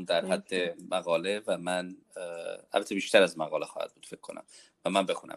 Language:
Persian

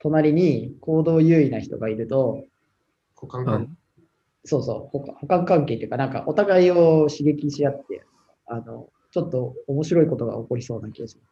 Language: Japanese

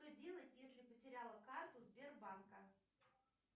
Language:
Russian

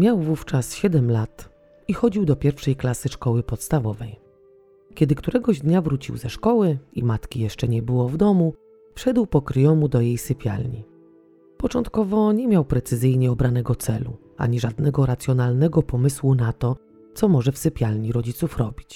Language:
Polish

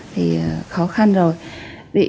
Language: Vietnamese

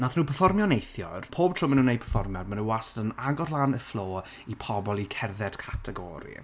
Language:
Welsh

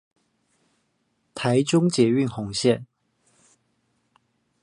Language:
Chinese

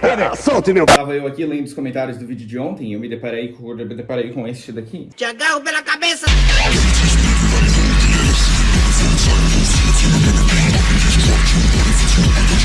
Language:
Portuguese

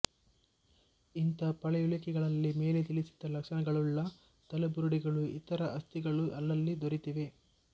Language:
Kannada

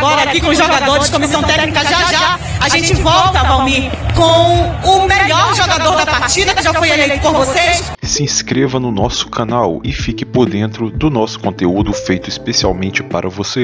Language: Portuguese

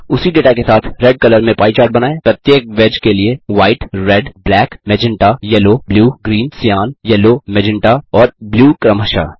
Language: Hindi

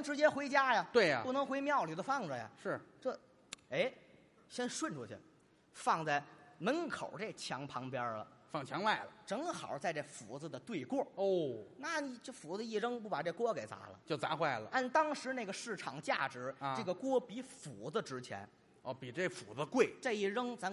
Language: Chinese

